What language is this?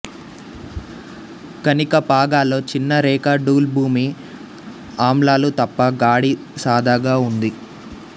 Telugu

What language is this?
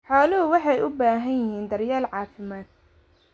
Somali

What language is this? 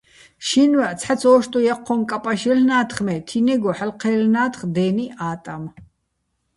Bats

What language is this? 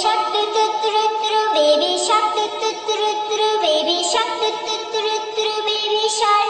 Turkish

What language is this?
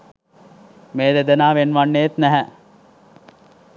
Sinhala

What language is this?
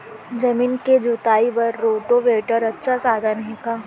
Chhattisgarhi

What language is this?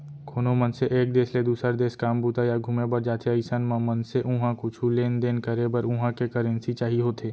Chhattisgarhi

